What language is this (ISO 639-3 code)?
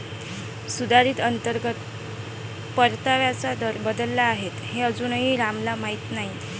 mar